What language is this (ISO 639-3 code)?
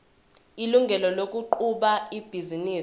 zul